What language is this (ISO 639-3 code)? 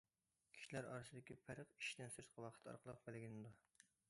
uig